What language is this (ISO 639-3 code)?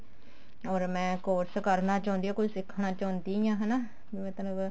pan